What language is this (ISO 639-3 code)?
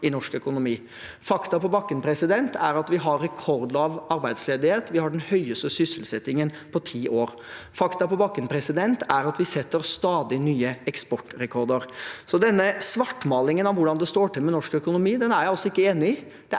nor